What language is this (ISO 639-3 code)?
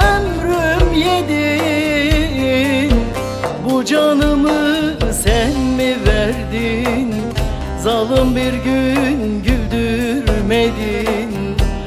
tur